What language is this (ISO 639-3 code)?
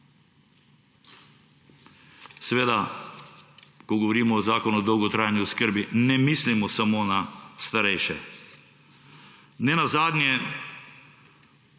slv